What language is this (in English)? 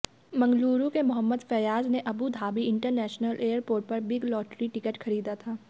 Hindi